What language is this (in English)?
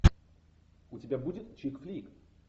Russian